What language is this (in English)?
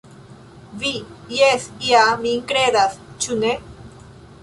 Esperanto